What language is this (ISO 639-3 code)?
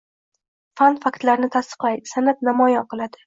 uzb